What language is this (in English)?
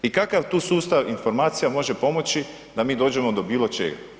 Croatian